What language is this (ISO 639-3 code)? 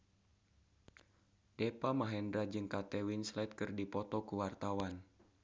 sun